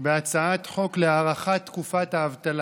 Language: Hebrew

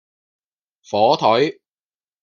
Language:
Cantonese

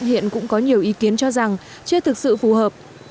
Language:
Vietnamese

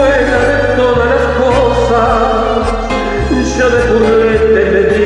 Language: Romanian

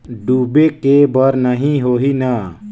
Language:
Chhattisgarhi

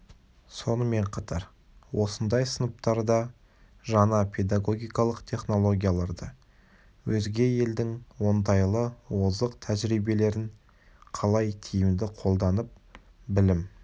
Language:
Kazakh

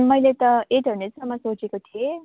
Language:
Nepali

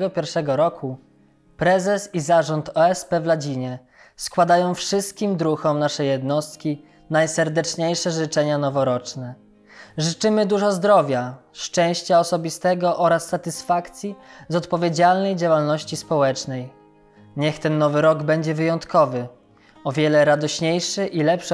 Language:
Polish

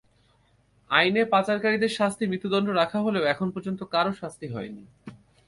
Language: Bangla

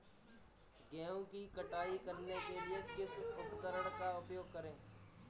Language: Hindi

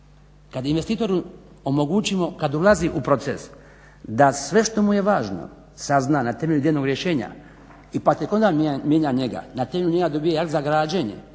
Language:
Croatian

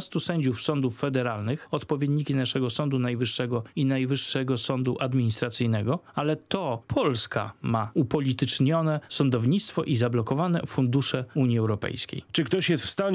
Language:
Polish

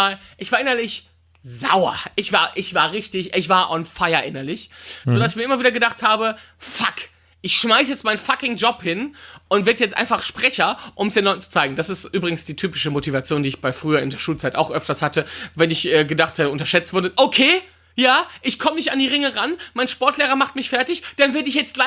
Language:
German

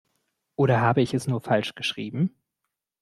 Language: German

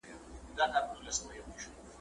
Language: Pashto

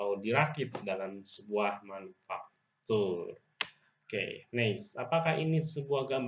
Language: Indonesian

